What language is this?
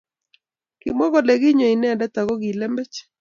Kalenjin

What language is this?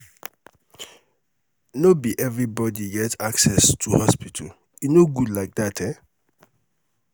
Nigerian Pidgin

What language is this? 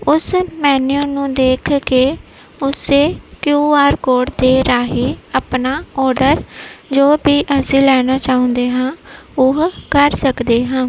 Punjabi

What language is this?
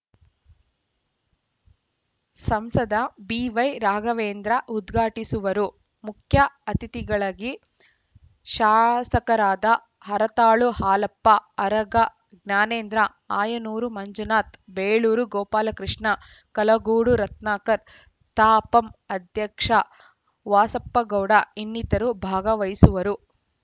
Kannada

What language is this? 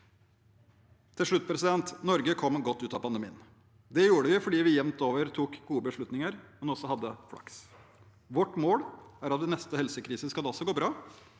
Norwegian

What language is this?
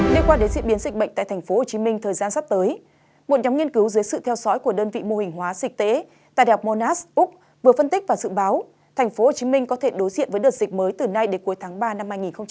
Vietnamese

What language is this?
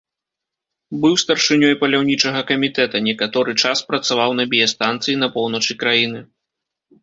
Belarusian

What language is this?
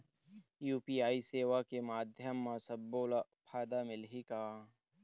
Chhattisgarhi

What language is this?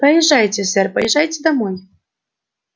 Russian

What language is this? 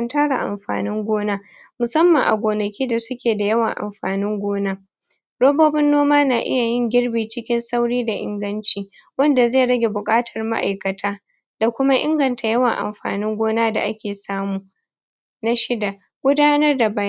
Hausa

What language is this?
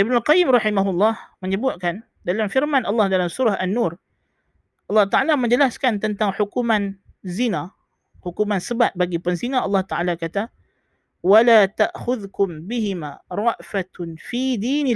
Malay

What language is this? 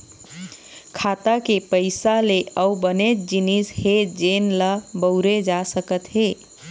Chhattisgarhi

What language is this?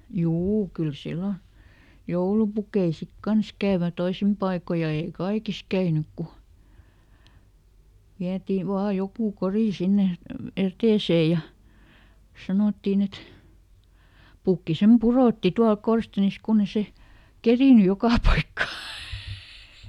Finnish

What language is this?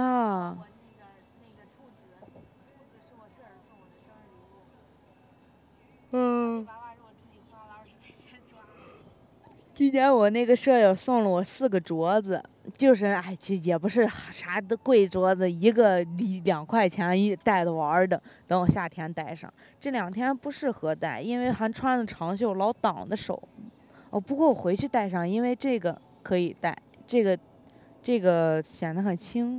Chinese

